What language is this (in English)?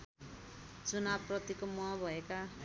Nepali